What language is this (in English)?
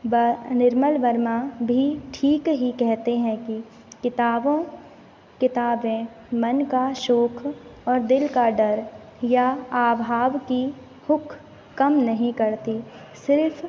Hindi